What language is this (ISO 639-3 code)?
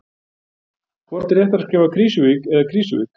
isl